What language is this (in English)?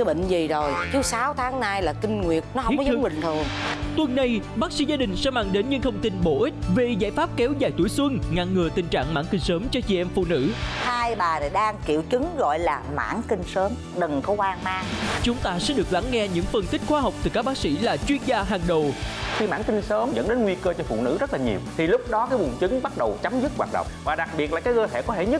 Vietnamese